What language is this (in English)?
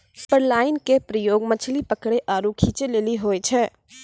Maithili